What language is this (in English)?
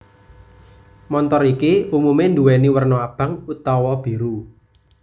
Javanese